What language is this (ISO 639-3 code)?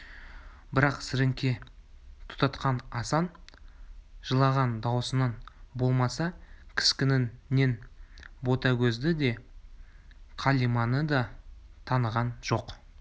kaz